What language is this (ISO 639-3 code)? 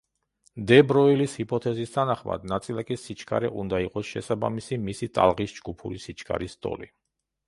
kat